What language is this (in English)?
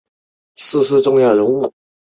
Chinese